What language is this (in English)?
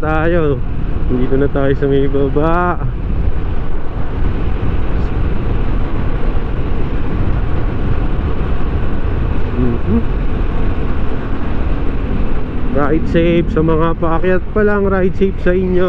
Filipino